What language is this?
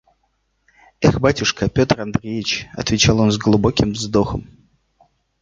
Russian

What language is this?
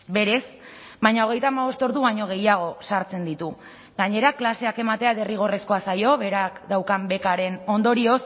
Basque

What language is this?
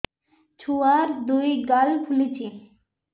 Odia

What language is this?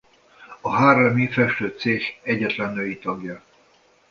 Hungarian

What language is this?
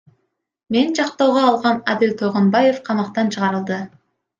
Kyrgyz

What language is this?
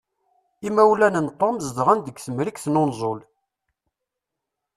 Kabyle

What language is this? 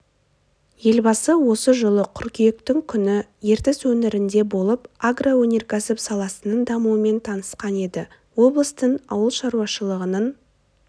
Kazakh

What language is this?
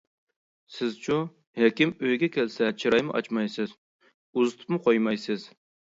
Uyghur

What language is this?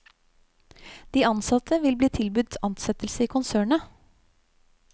Norwegian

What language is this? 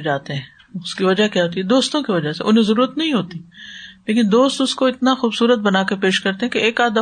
Urdu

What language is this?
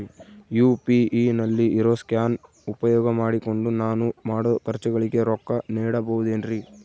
Kannada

